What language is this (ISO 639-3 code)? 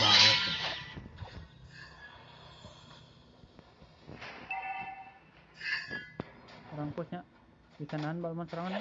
ind